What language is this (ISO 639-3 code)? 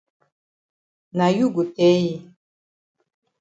wes